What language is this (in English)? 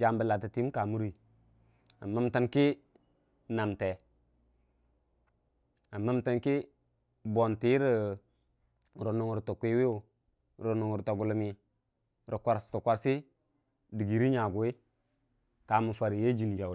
Dijim-Bwilim